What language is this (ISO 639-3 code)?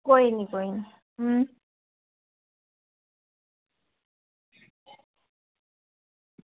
doi